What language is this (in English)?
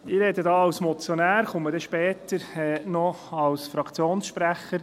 Swiss German